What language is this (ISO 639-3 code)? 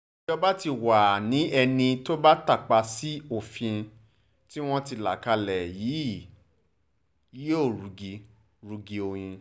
yor